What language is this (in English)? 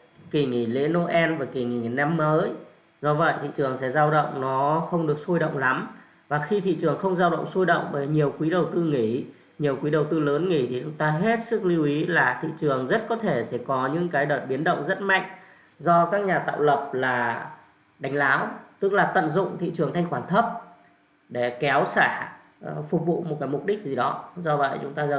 Vietnamese